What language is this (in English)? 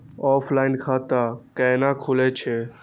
Maithili